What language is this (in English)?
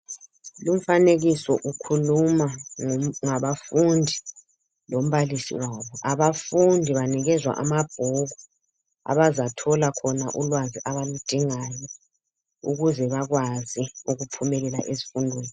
North Ndebele